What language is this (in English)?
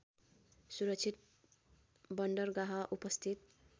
Nepali